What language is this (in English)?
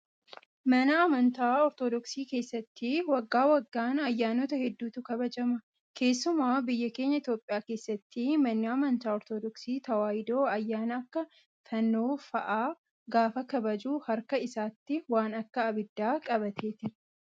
Oromo